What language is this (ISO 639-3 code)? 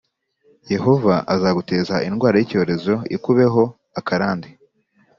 kin